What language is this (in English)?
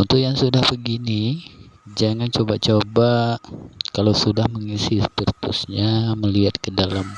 Indonesian